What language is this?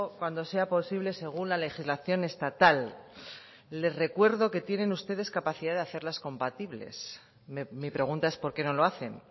Spanish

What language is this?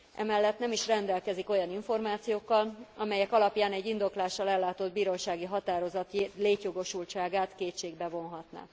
Hungarian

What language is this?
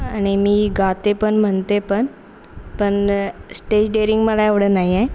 Marathi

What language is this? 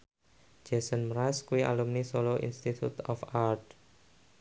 Javanese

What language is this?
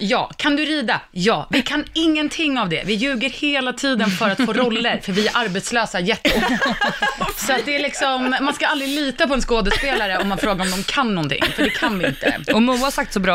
Swedish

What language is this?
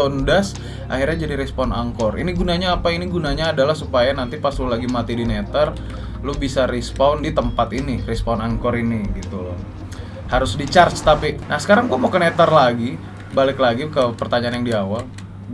Indonesian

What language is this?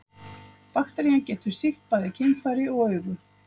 Icelandic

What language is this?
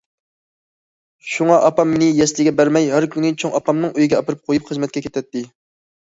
Uyghur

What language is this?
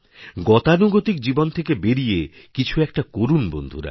Bangla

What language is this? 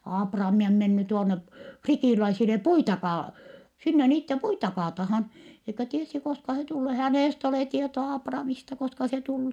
Finnish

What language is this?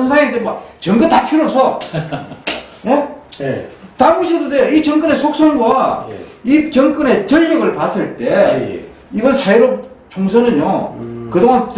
Korean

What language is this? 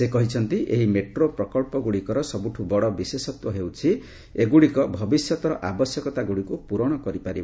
Odia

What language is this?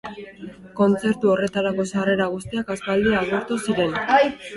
Basque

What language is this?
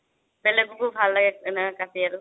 Assamese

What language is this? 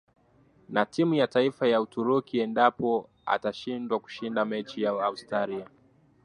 Swahili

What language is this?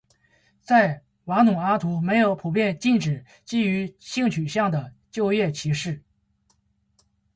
Chinese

